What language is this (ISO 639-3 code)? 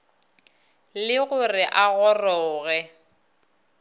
nso